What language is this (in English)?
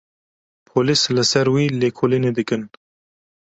Kurdish